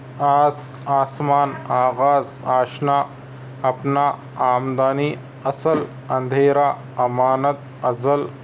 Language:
Urdu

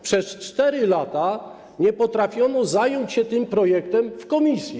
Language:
Polish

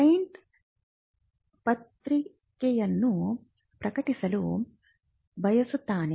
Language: Kannada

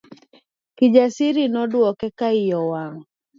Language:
Luo (Kenya and Tanzania)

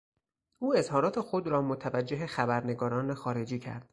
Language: Persian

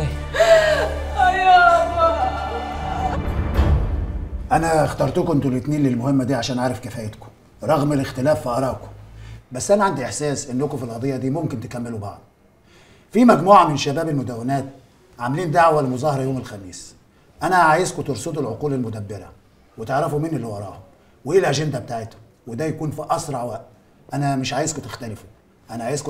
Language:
Arabic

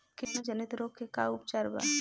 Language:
Bhojpuri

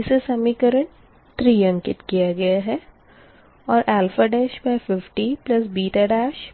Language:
Hindi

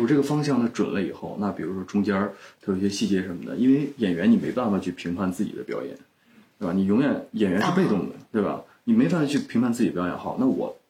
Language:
Chinese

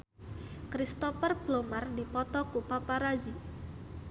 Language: Sundanese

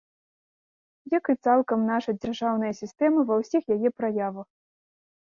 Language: Belarusian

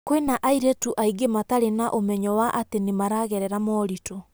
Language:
Kikuyu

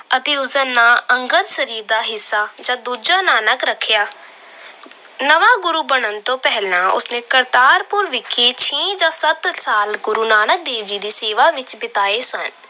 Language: Punjabi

